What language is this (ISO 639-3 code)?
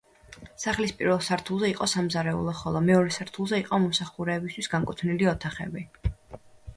kat